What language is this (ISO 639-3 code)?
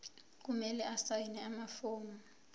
zul